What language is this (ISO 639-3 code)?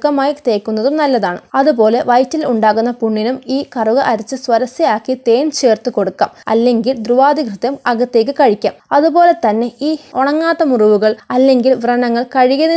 mal